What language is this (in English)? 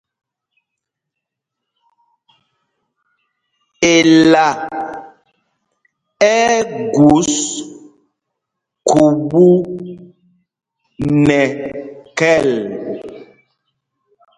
Mpumpong